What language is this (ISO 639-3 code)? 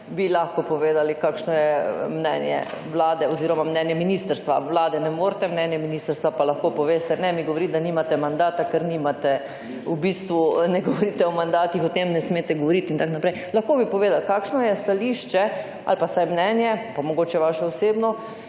slv